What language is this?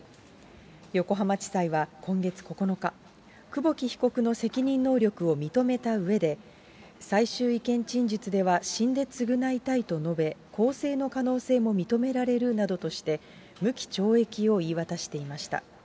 Japanese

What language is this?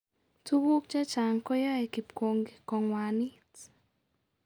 Kalenjin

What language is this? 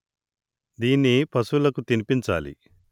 Telugu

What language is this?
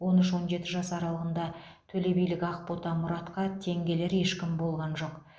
Kazakh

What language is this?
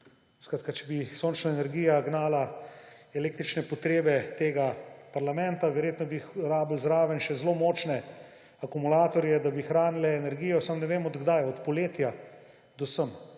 Slovenian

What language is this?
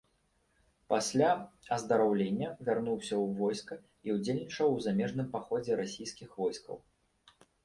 Belarusian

